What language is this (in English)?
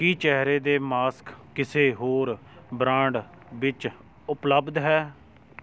Punjabi